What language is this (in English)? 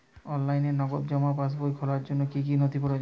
Bangla